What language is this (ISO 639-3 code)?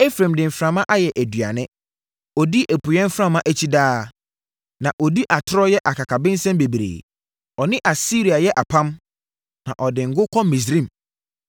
aka